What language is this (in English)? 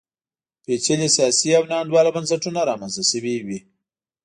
Pashto